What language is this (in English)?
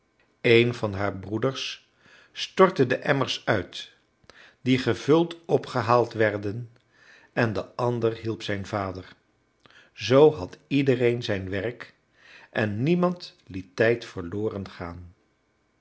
Dutch